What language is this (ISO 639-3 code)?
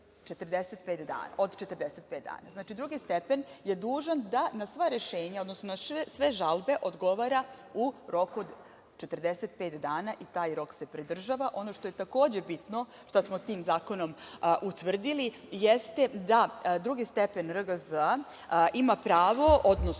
srp